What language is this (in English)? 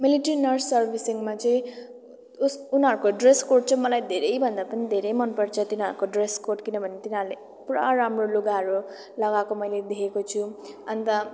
Nepali